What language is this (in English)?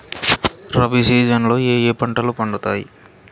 Telugu